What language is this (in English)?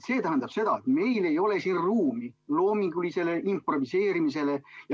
Estonian